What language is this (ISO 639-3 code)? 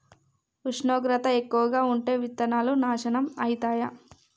tel